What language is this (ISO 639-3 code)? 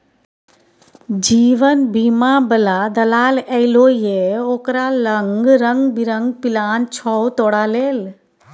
mai